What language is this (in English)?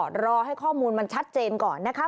Thai